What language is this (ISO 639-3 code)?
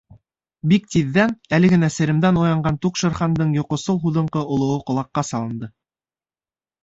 bak